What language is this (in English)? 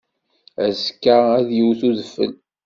Kabyle